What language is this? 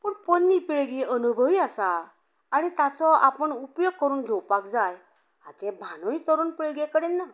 Konkani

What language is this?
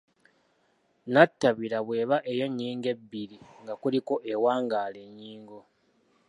Ganda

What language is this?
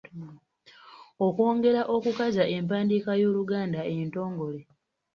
Ganda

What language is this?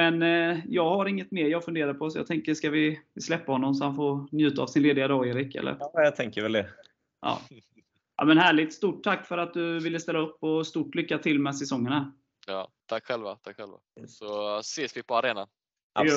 Swedish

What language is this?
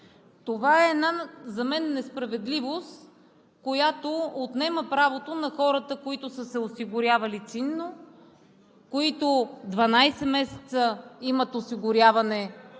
Bulgarian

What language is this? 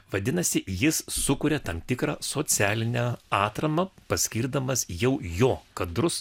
Lithuanian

